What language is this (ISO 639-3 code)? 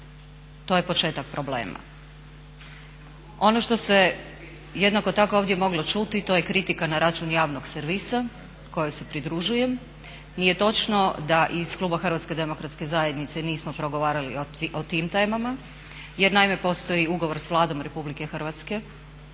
hrv